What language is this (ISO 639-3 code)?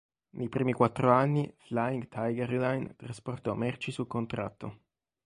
ita